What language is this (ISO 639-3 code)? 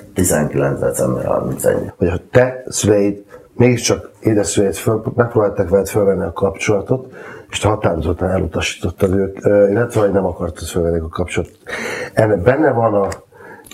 hun